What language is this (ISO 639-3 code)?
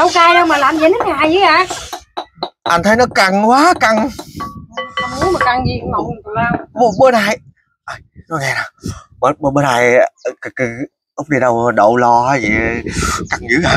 vie